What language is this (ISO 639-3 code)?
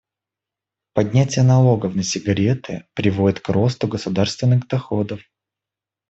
rus